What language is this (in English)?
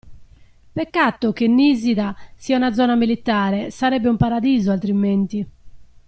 Italian